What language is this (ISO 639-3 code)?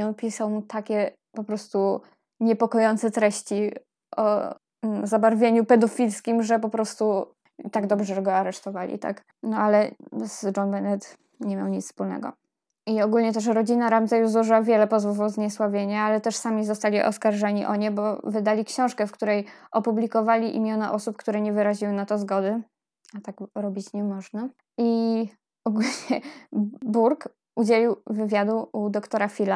pol